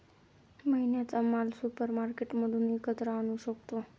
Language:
Marathi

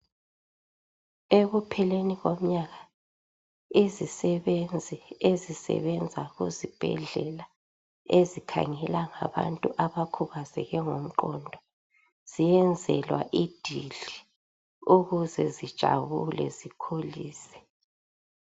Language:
North Ndebele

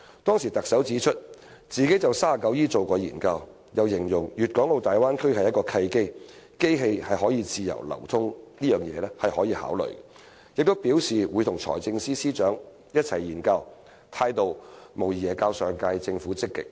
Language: Cantonese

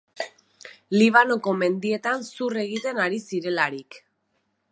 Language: Basque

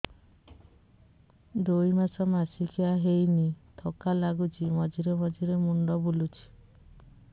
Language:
Odia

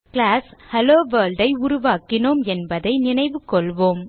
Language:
Tamil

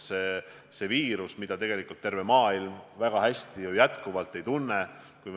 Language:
Estonian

